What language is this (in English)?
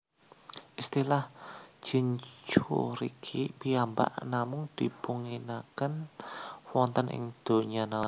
Javanese